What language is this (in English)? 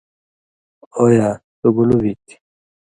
Indus Kohistani